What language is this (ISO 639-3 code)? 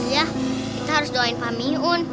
ind